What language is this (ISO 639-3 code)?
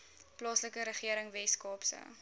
afr